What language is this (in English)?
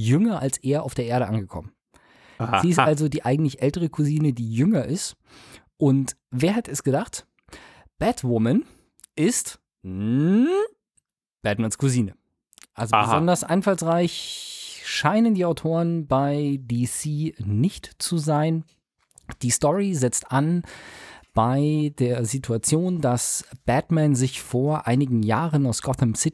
German